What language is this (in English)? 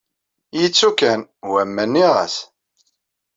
Kabyle